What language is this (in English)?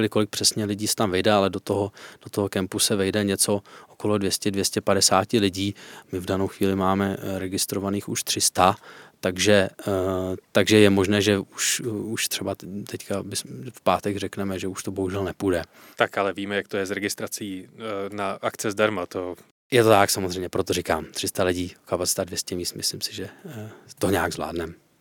Czech